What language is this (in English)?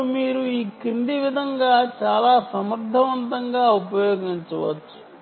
Telugu